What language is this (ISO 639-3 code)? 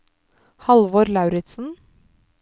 nor